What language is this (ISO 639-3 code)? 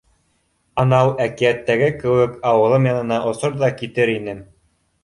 bak